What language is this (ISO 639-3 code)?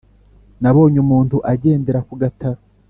kin